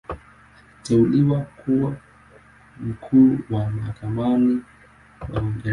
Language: Swahili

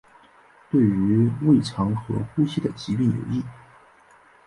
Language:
Chinese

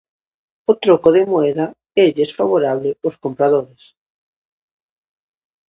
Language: Galician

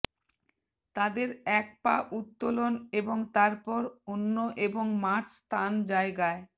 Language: Bangla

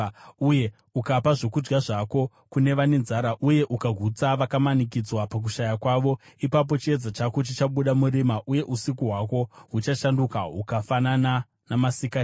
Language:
Shona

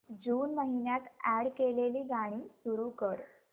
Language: Marathi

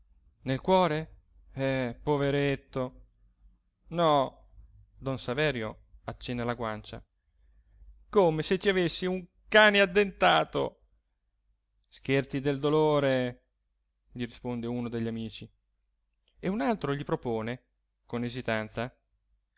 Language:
Italian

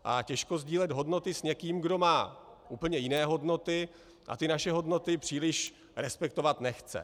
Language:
Czech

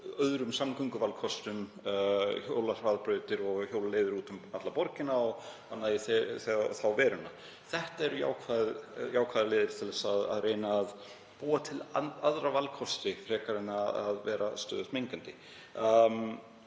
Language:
Icelandic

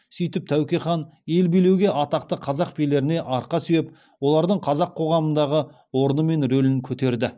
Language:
Kazakh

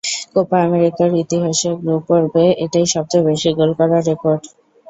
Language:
Bangla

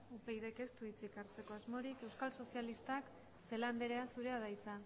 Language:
Basque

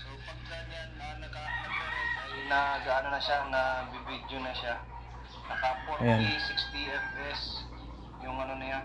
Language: Filipino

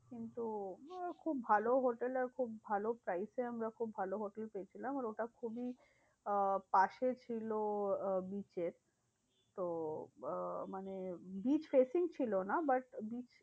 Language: Bangla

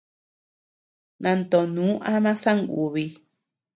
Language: Tepeuxila Cuicatec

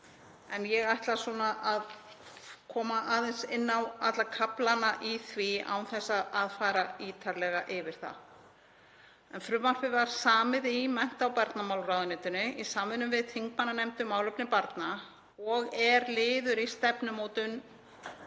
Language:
Icelandic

